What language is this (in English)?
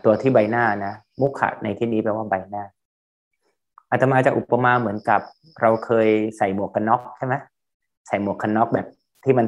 Thai